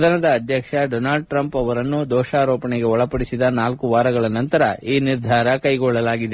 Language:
Kannada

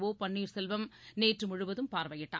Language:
Tamil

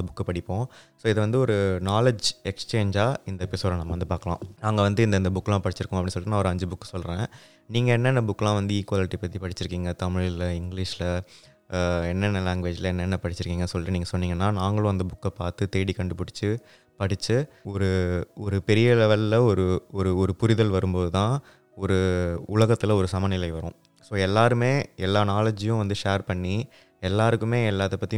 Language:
Tamil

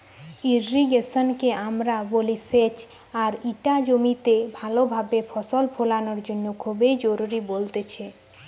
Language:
Bangla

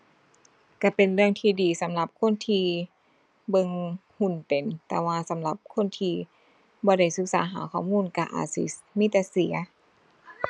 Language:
Thai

